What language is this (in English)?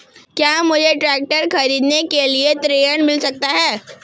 Hindi